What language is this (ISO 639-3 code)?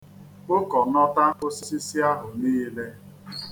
ibo